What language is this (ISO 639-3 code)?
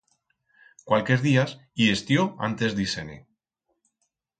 arg